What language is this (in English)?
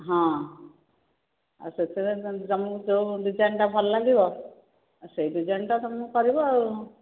Odia